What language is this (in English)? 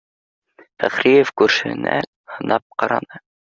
Bashkir